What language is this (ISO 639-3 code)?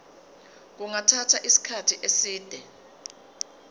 zul